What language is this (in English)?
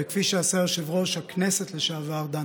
Hebrew